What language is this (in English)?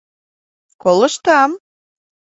Mari